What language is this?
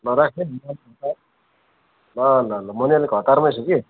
Nepali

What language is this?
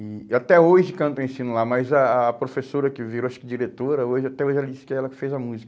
Portuguese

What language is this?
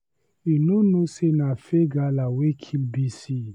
Nigerian Pidgin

